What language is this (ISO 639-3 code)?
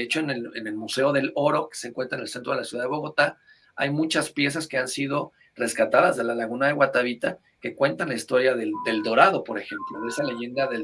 spa